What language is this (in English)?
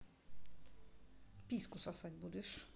Russian